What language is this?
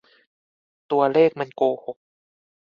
Thai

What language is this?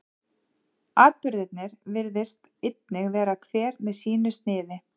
Icelandic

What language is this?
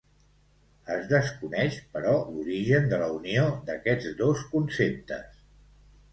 Catalan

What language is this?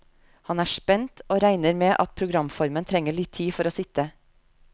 Norwegian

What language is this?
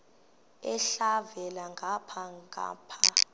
Xhosa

